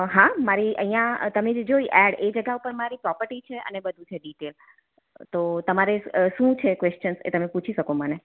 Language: Gujarati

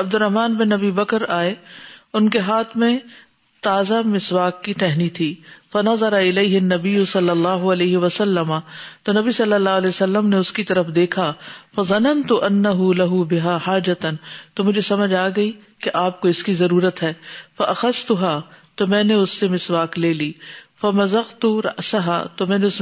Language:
Urdu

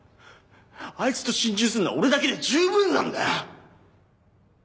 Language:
Japanese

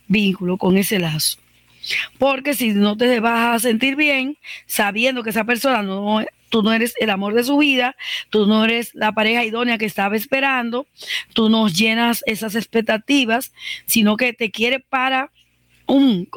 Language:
Spanish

